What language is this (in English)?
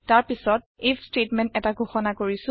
Assamese